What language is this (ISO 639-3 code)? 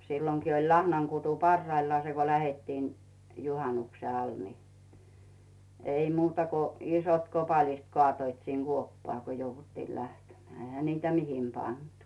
fin